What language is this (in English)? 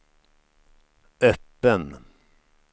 Swedish